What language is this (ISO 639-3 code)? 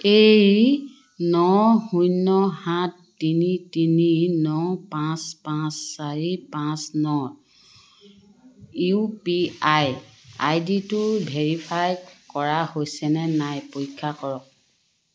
asm